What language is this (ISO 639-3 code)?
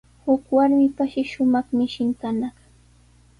qws